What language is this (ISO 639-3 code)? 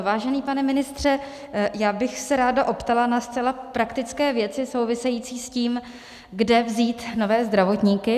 ces